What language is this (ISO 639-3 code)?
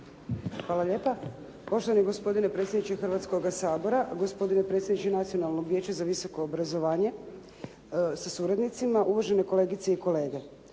hrv